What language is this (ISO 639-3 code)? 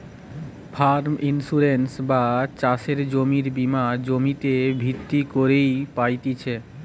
ben